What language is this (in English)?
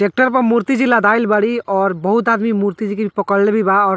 Bhojpuri